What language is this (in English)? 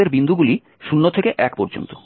Bangla